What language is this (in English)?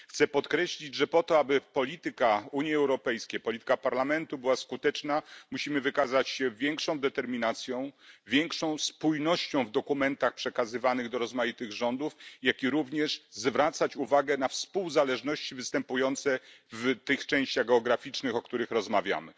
Polish